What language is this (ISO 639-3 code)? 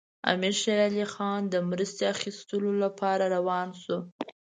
pus